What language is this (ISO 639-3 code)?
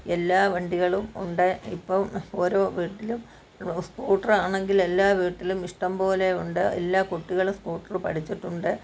mal